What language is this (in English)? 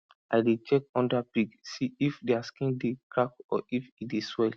Nigerian Pidgin